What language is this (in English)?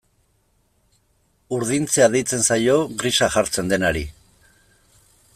Basque